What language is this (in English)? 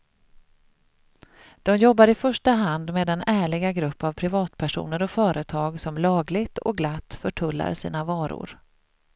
Swedish